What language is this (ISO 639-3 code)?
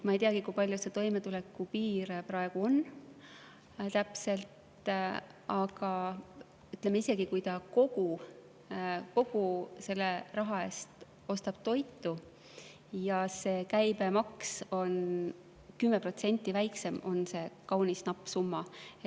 est